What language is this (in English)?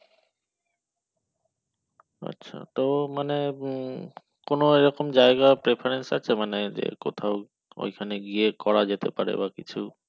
Bangla